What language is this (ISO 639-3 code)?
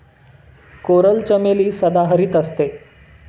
mar